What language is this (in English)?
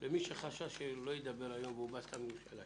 Hebrew